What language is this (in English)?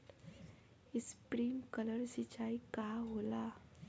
Bhojpuri